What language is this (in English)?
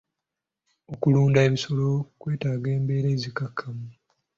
Ganda